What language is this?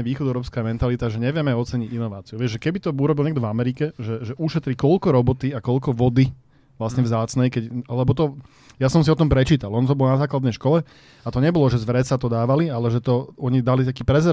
Slovak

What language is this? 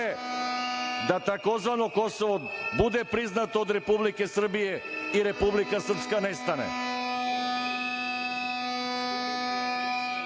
Serbian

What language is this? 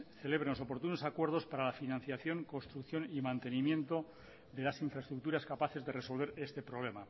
Spanish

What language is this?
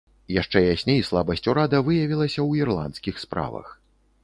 Belarusian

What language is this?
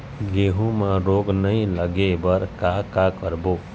Chhattisgarhi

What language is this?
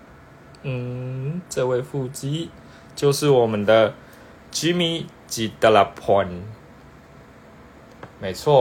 Chinese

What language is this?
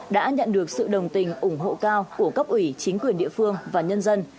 Vietnamese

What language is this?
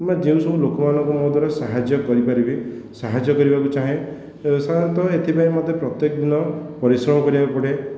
Odia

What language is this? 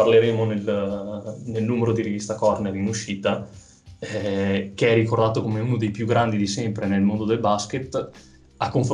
Italian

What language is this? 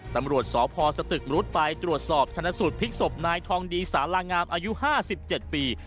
Thai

